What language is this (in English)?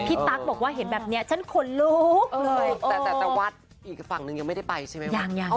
Thai